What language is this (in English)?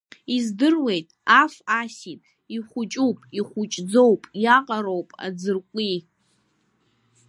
Abkhazian